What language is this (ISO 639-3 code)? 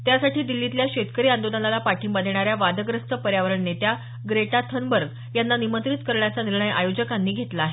mar